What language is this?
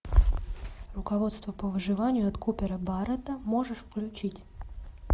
Russian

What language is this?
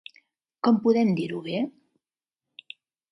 Catalan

